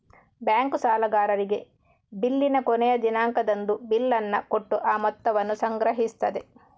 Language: Kannada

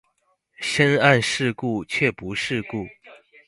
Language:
Chinese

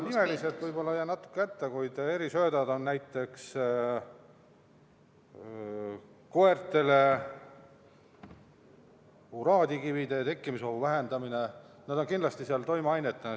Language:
Estonian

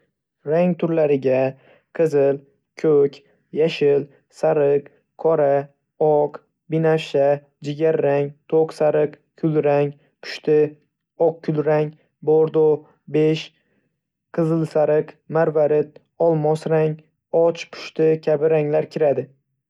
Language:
Uzbek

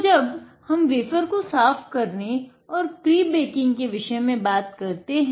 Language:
Hindi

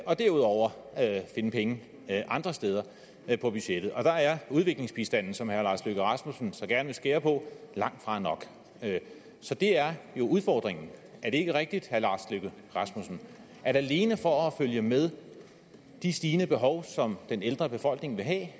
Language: Danish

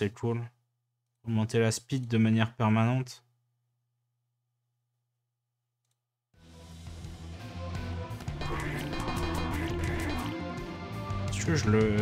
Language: French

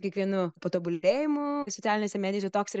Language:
Lithuanian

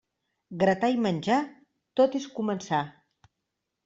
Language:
Catalan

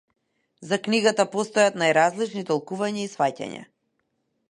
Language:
Macedonian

